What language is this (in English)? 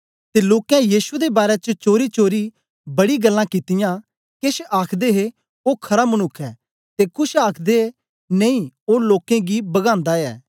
Dogri